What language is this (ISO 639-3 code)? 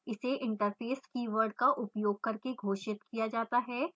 hin